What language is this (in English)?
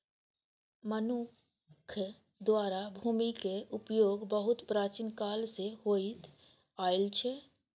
Maithili